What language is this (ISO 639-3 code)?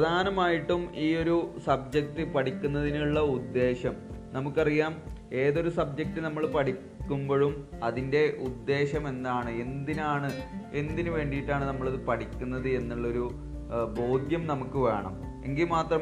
mal